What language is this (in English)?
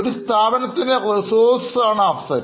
Malayalam